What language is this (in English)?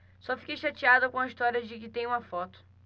Portuguese